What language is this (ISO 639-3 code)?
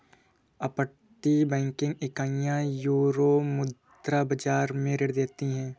hin